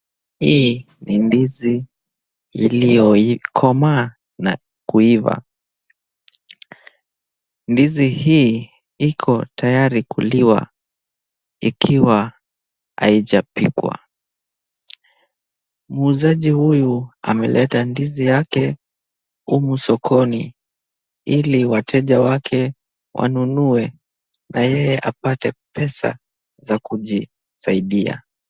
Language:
Swahili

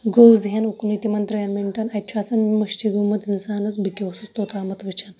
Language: Kashmiri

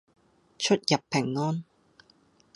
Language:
Cantonese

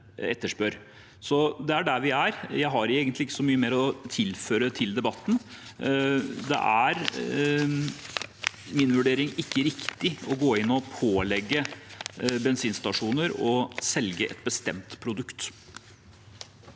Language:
Norwegian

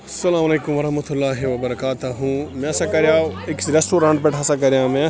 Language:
Kashmiri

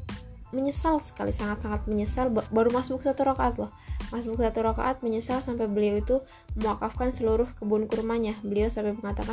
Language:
Indonesian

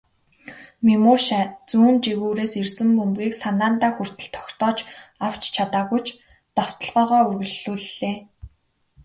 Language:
Mongolian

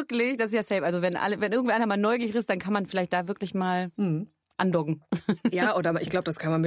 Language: German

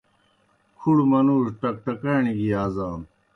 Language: Kohistani Shina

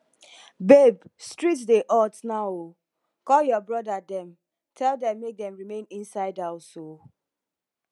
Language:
Nigerian Pidgin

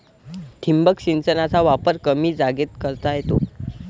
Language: Marathi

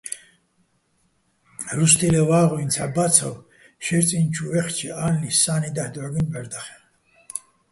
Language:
Bats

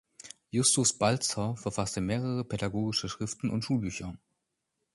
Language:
German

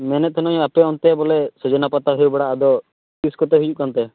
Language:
Santali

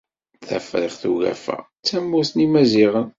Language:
Kabyle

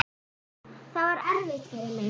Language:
Icelandic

